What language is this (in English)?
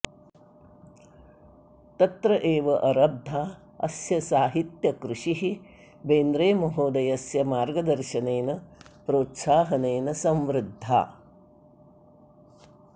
Sanskrit